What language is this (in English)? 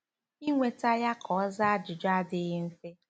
Igbo